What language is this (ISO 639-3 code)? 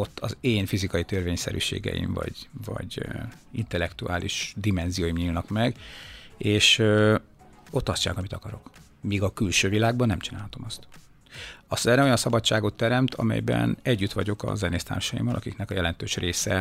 hun